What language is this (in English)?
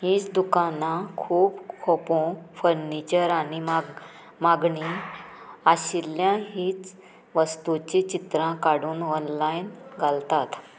Konkani